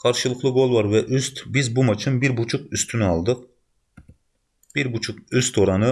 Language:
Turkish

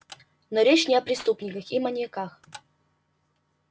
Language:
Russian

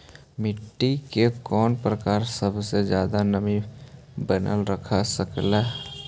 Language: Magahi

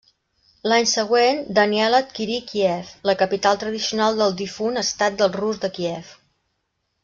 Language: Catalan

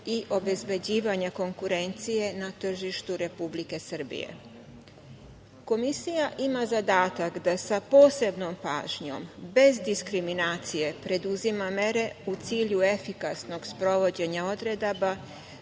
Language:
Serbian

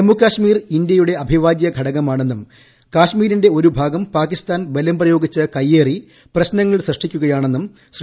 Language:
Malayalam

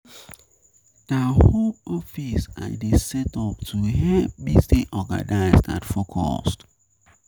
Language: Nigerian Pidgin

